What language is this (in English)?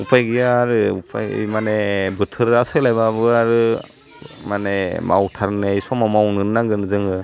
Bodo